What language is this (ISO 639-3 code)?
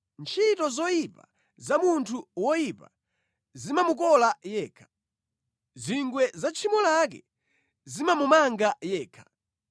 nya